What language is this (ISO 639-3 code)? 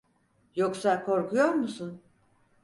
tur